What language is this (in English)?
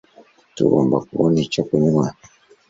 Kinyarwanda